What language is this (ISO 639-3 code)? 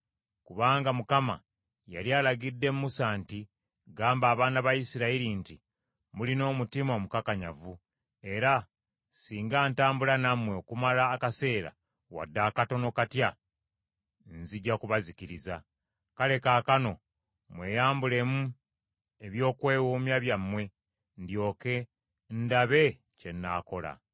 lug